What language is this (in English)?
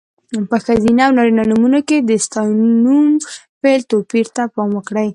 Pashto